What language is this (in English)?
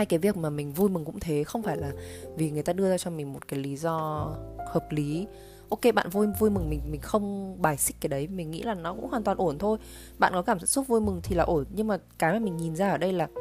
Vietnamese